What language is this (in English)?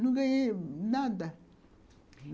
Portuguese